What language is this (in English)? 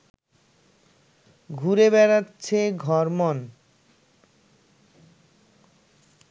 Bangla